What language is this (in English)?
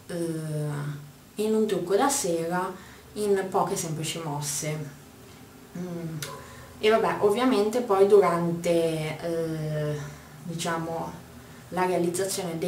Italian